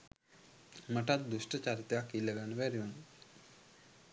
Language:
Sinhala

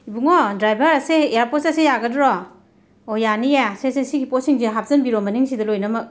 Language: Manipuri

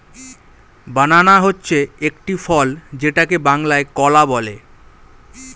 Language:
Bangla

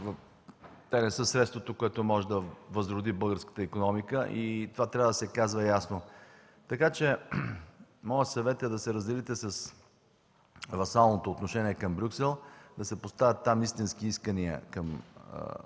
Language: Bulgarian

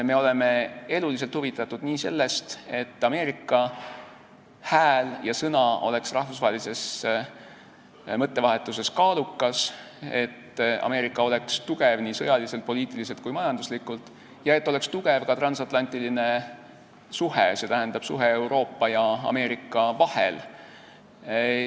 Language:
Estonian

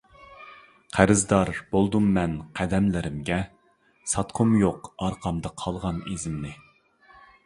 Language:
Uyghur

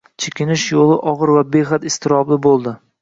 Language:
Uzbek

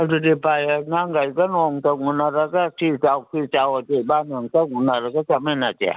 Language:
Manipuri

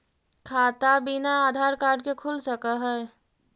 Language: Magahi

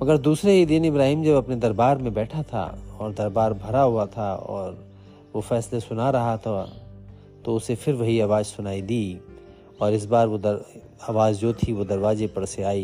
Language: Hindi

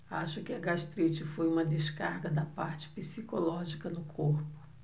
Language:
Portuguese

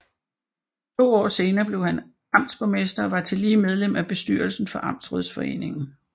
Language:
Danish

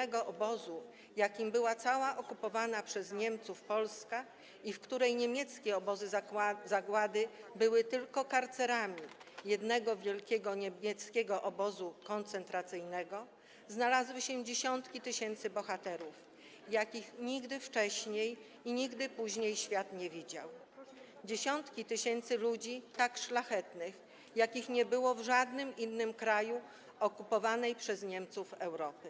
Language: Polish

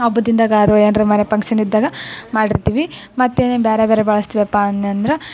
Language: Kannada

